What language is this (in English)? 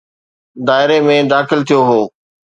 Sindhi